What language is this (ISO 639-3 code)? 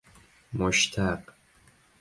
fas